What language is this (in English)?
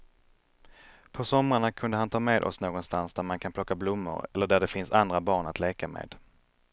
Swedish